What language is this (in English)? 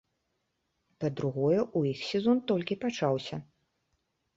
Belarusian